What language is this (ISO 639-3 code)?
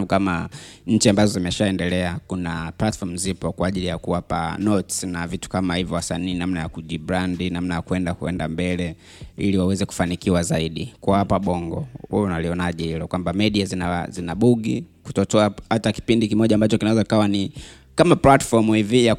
swa